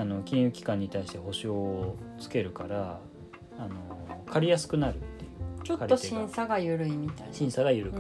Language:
Japanese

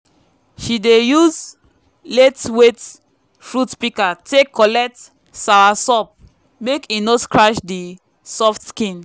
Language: Nigerian Pidgin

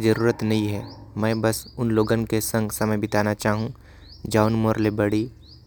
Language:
Korwa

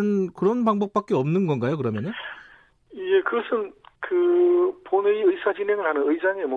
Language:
Korean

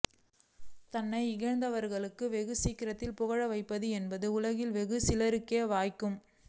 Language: Tamil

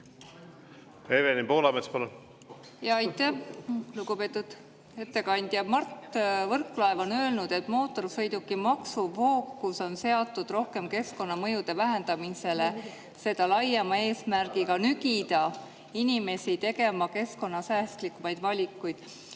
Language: Estonian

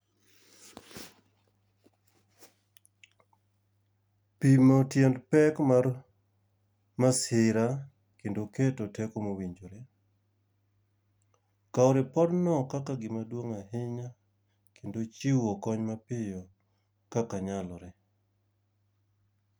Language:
Luo (Kenya and Tanzania)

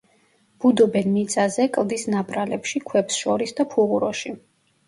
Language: Georgian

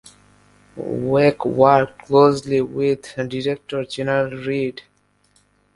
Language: English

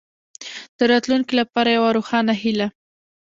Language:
Pashto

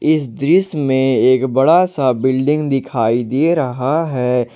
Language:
Hindi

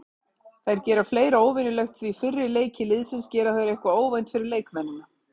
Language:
Icelandic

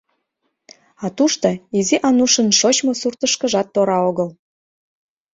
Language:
Mari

